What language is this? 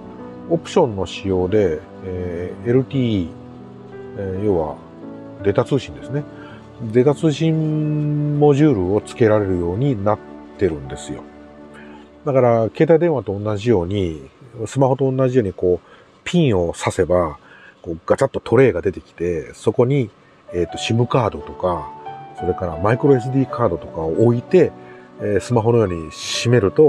Japanese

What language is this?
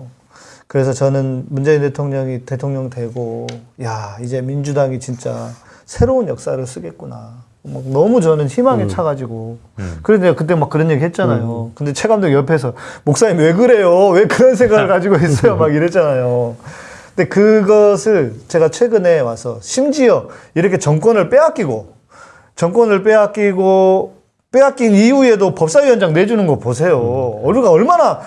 Korean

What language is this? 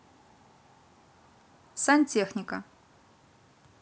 Russian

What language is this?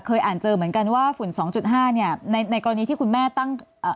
Thai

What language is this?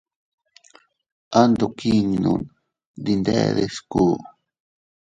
Teutila Cuicatec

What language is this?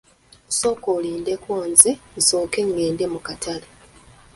Ganda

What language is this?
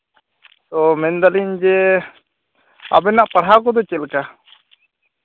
Santali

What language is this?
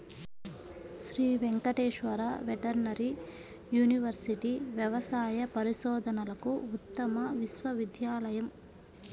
Telugu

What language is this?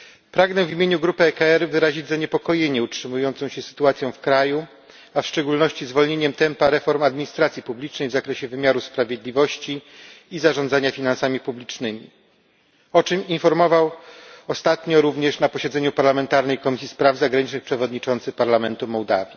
Polish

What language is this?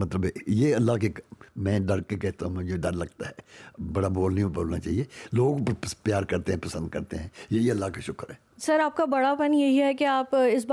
Urdu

